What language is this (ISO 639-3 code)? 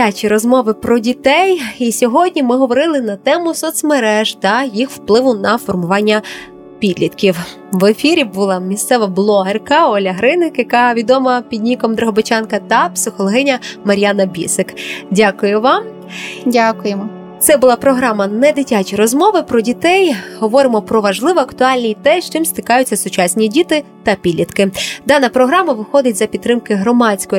ukr